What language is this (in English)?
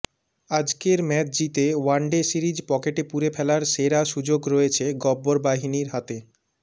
Bangla